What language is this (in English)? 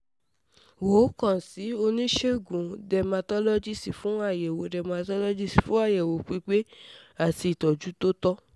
Yoruba